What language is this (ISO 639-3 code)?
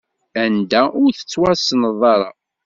kab